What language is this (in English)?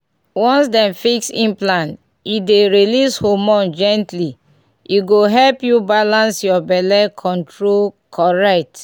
Nigerian Pidgin